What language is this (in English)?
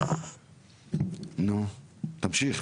Hebrew